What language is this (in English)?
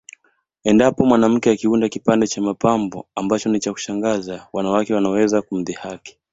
Swahili